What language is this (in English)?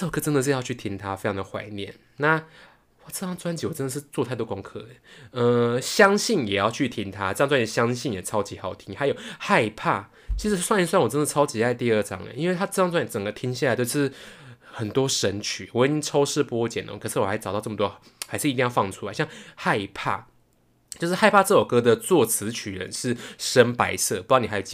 Chinese